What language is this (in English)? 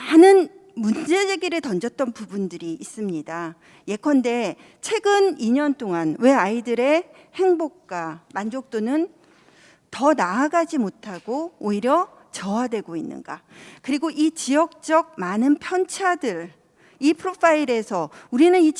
Korean